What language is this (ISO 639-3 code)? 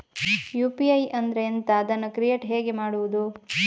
kan